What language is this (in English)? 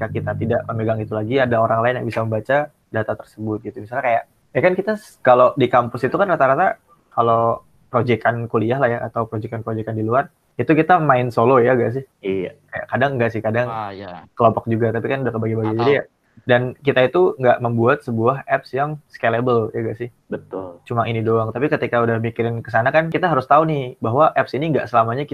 Indonesian